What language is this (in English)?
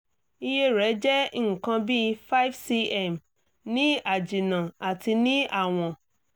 Yoruba